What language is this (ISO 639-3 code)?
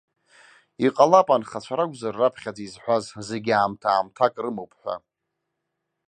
abk